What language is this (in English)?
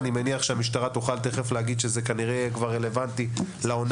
Hebrew